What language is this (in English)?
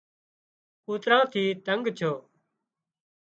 Wadiyara Koli